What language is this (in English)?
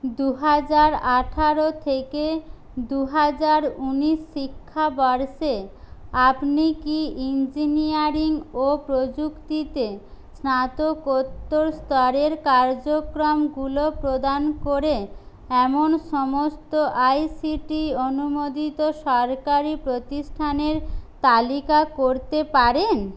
Bangla